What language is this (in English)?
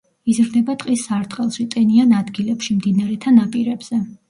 Georgian